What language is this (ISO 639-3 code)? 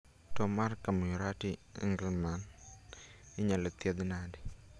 luo